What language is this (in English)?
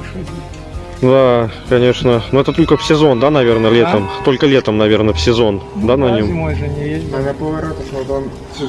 Russian